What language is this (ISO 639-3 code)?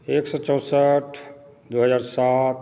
mai